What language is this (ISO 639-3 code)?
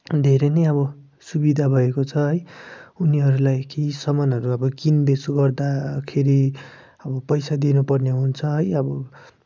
nep